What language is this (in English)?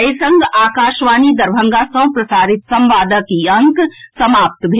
Maithili